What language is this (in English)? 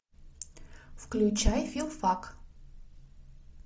Russian